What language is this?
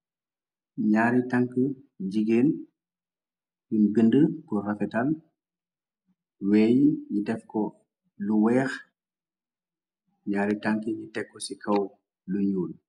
Wolof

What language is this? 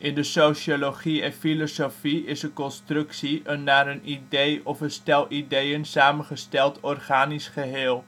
Dutch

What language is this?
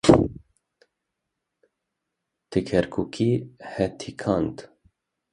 Kurdish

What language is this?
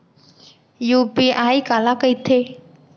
Chhattisgarhi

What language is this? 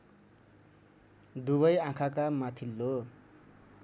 Nepali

